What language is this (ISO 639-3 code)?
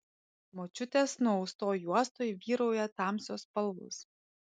lit